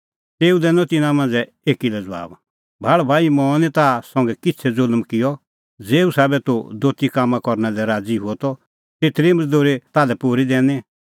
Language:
Kullu Pahari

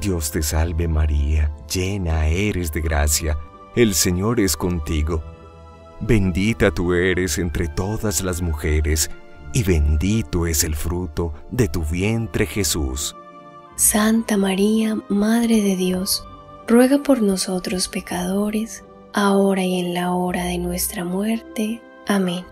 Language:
Spanish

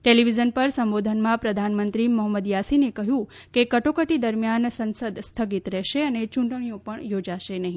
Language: Gujarati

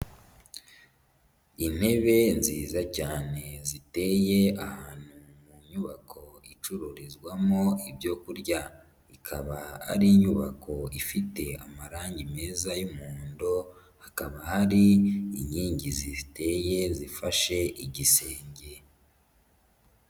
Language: Kinyarwanda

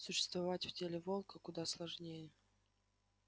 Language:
Russian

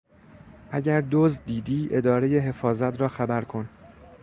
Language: Persian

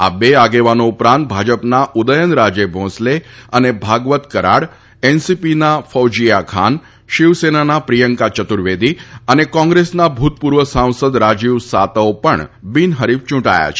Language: Gujarati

